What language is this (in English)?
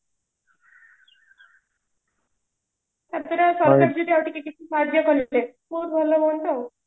Odia